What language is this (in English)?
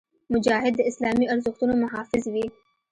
Pashto